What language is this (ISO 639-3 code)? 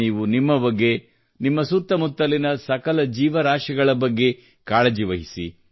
kan